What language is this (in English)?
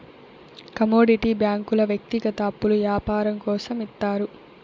Telugu